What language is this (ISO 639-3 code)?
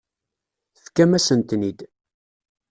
kab